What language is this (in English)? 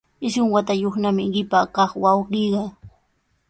Sihuas Ancash Quechua